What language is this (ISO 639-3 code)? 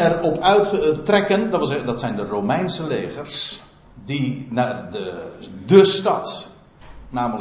nld